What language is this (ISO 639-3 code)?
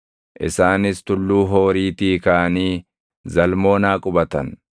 orm